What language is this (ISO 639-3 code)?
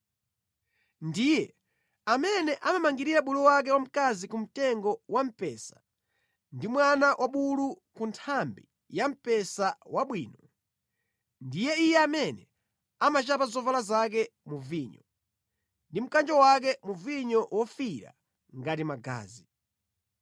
nya